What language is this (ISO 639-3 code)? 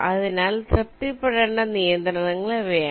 mal